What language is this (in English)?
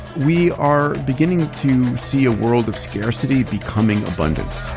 English